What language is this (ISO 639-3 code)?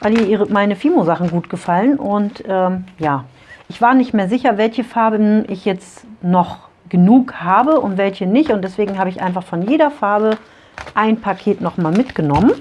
deu